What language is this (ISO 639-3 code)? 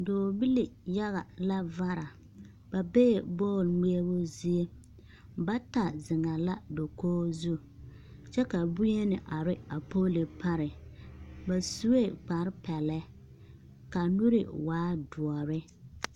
dga